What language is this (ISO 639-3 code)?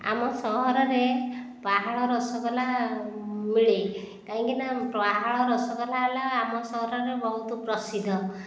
ori